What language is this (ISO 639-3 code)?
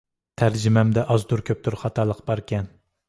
uig